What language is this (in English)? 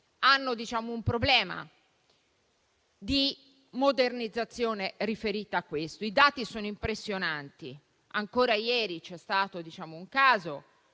Italian